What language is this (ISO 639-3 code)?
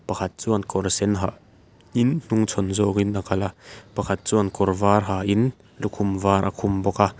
lus